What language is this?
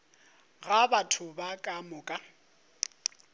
Northern Sotho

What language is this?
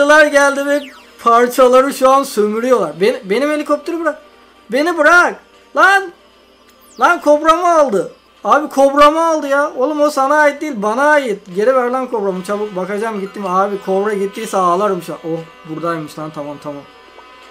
Turkish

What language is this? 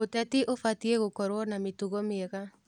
Kikuyu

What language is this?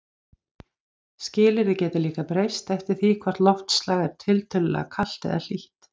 Icelandic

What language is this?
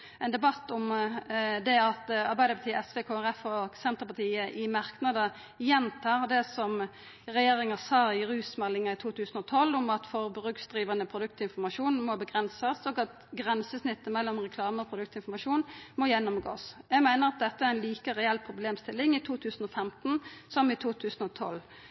Norwegian Nynorsk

